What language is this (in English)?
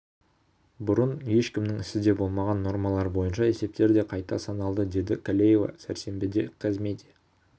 Kazakh